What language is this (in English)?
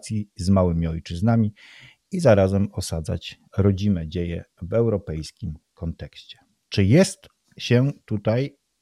Polish